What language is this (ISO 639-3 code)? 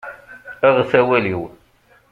kab